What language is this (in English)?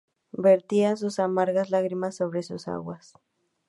Spanish